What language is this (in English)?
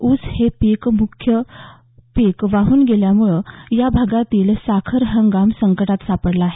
Marathi